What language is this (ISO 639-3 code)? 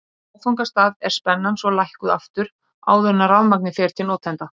isl